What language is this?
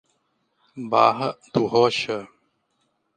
Portuguese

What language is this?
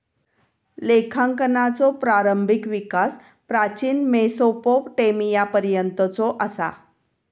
Marathi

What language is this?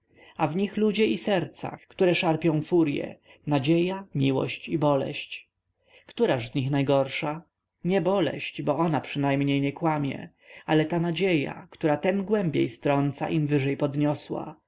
Polish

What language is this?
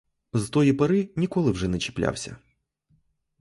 Ukrainian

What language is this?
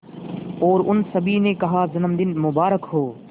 Hindi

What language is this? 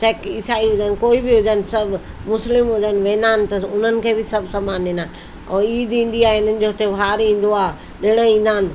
Sindhi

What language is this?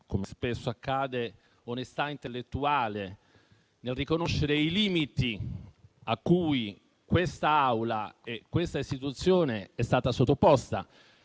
Italian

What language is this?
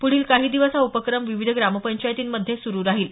Marathi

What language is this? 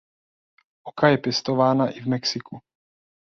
Czech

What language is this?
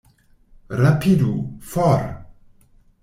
Esperanto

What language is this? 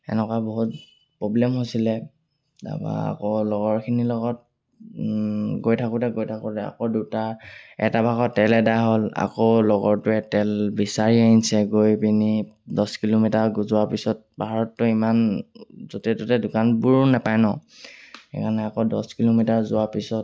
Assamese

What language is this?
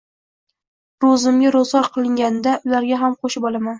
Uzbek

